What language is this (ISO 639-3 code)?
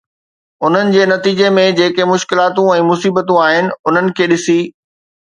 snd